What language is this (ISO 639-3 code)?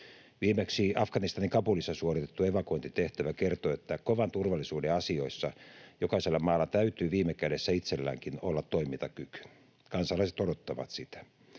fin